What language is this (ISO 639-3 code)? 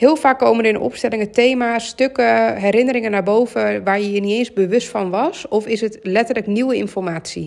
nld